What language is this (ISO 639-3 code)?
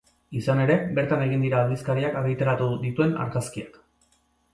eus